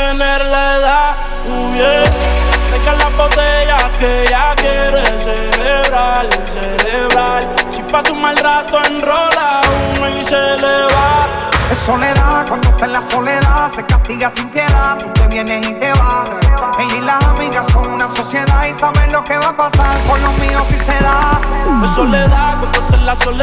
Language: Spanish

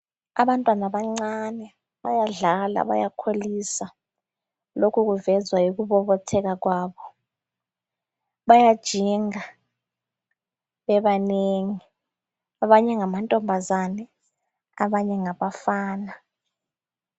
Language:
North Ndebele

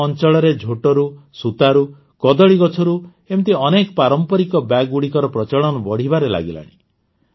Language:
Odia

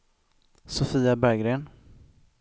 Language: Swedish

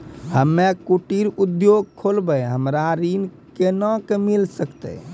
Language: Maithili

